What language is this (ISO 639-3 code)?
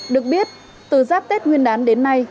vie